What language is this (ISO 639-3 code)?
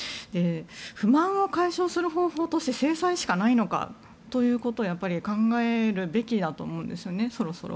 jpn